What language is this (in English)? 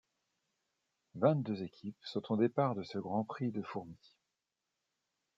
French